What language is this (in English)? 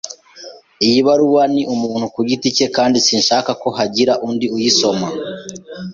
Kinyarwanda